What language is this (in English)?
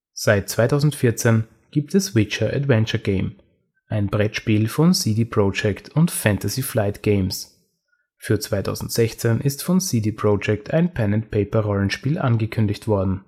German